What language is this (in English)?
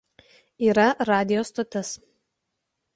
Lithuanian